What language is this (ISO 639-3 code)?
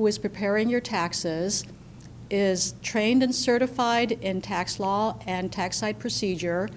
eng